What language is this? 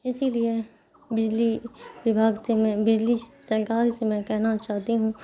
Urdu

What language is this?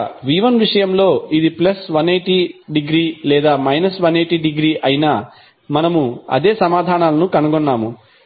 Telugu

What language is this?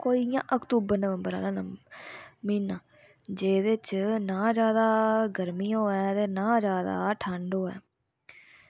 Dogri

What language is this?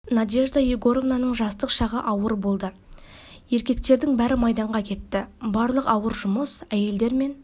Kazakh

